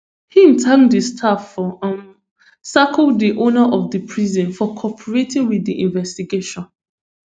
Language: Nigerian Pidgin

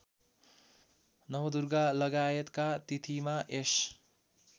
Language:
Nepali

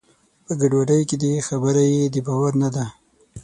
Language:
Pashto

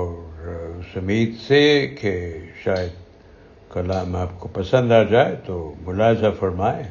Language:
Urdu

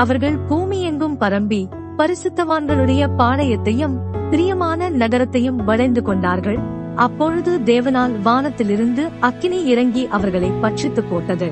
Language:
Tamil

